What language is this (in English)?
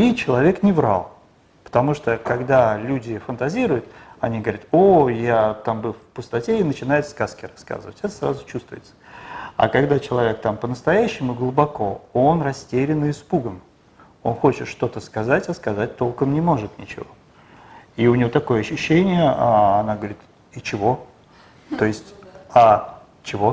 Russian